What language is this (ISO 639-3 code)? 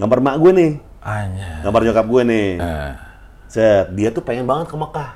ind